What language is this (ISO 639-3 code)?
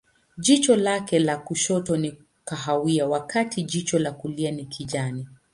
swa